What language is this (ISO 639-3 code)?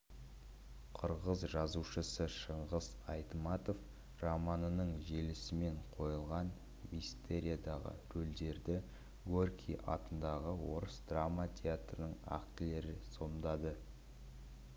kaz